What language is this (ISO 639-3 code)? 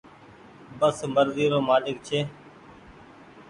gig